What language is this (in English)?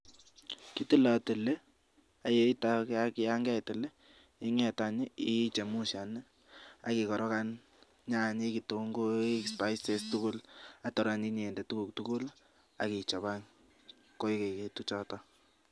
Kalenjin